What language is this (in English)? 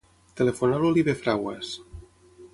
Catalan